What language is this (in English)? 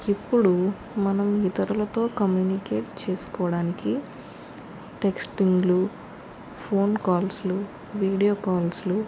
Telugu